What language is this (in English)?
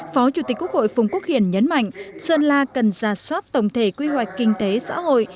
Vietnamese